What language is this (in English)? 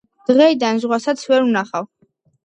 Georgian